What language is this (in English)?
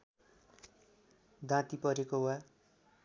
Nepali